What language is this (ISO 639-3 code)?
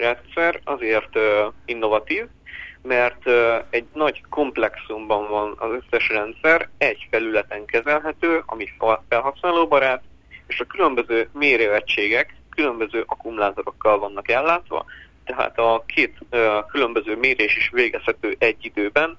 hun